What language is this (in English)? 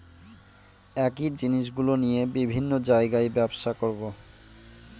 Bangla